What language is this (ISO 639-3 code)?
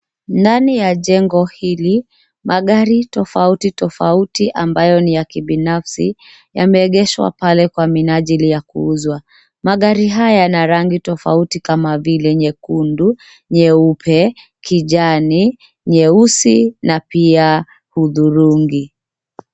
swa